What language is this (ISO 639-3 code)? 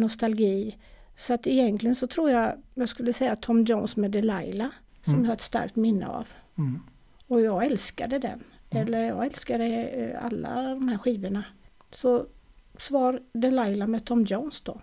swe